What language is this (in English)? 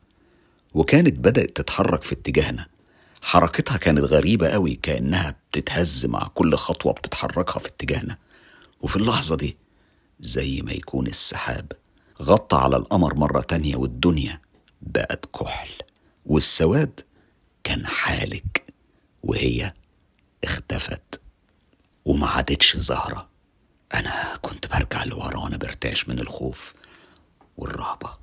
Arabic